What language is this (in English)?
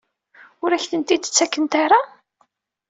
Kabyle